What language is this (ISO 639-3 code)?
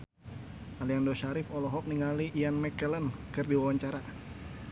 sun